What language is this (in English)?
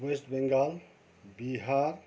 Nepali